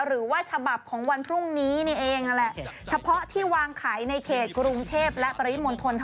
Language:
Thai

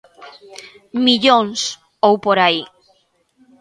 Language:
Galician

